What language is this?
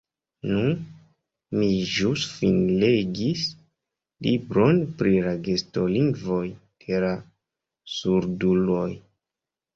Esperanto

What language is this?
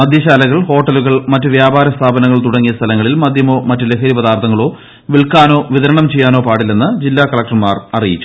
Malayalam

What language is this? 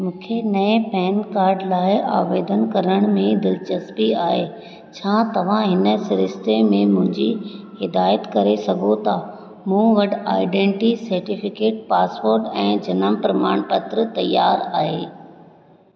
Sindhi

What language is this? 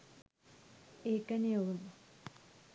Sinhala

